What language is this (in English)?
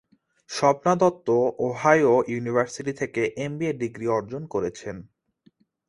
Bangla